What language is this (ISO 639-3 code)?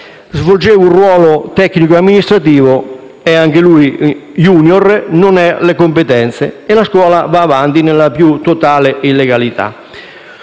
ita